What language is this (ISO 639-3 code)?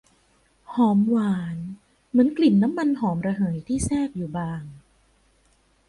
tha